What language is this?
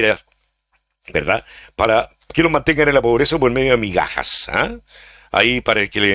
Spanish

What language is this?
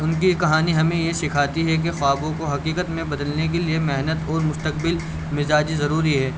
Urdu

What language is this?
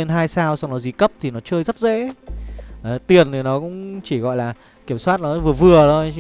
Vietnamese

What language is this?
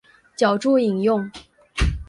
Chinese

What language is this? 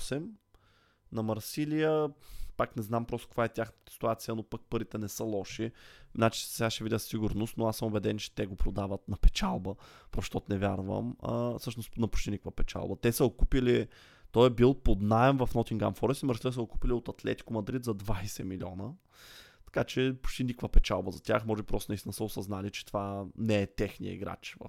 Bulgarian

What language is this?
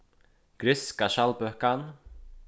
Faroese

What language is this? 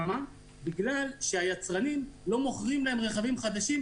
Hebrew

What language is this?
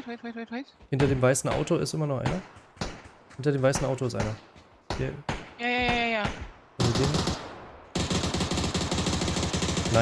German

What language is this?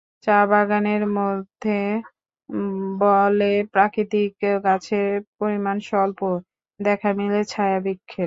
Bangla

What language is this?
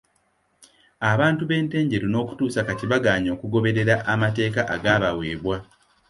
Ganda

